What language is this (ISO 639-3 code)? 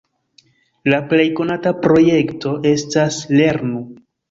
epo